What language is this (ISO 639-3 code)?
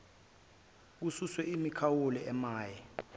zul